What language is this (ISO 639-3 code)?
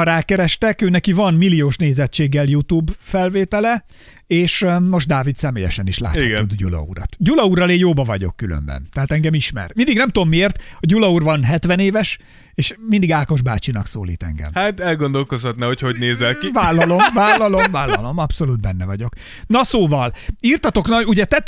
hun